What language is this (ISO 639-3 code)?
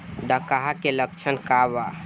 bho